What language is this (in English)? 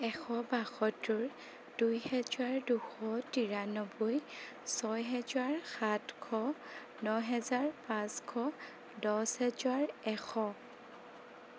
Assamese